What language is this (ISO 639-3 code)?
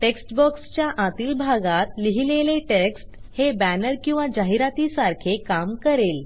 mar